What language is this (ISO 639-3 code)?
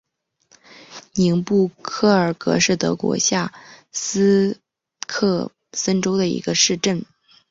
zho